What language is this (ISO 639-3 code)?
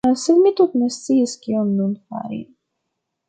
epo